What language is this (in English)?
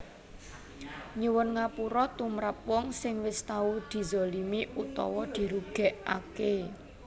Javanese